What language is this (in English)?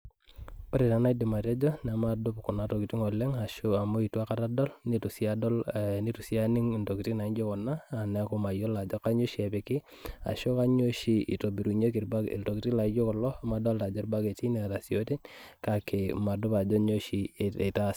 Masai